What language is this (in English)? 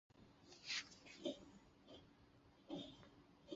Chinese